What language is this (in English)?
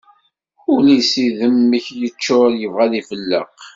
Kabyle